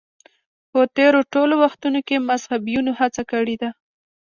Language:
Pashto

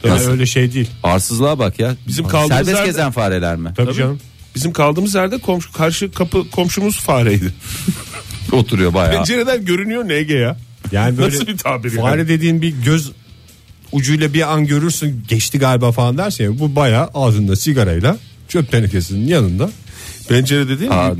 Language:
Turkish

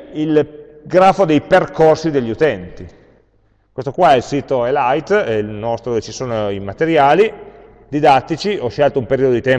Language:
Italian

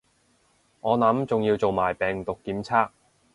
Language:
Cantonese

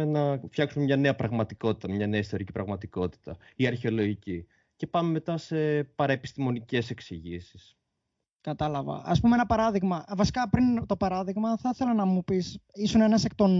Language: Greek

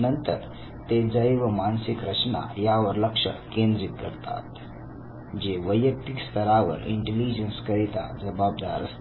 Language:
Marathi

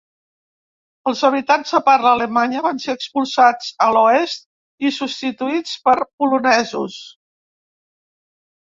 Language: Catalan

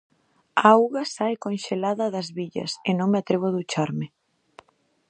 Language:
Galician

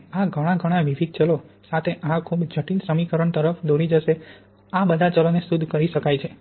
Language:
Gujarati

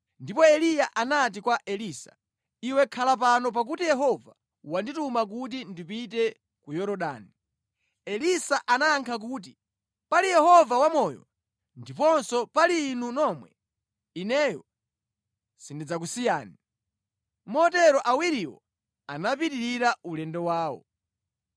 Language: Nyanja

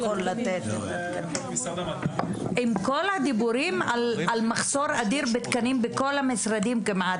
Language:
Hebrew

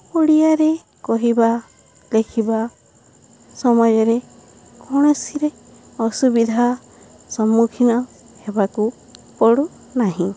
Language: Odia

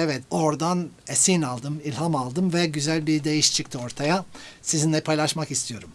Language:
Turkish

